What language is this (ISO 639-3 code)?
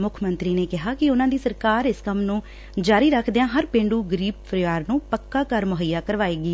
pan